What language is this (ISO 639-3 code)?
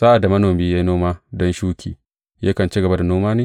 hau